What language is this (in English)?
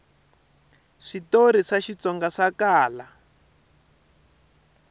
Tsonga